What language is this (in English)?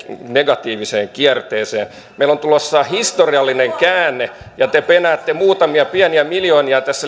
Finnish